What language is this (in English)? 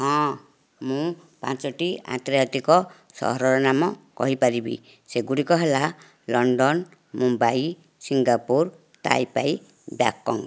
Odia